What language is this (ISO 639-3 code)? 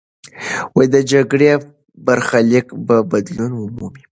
pus